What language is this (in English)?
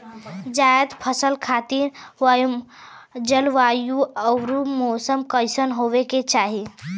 Bhojpuri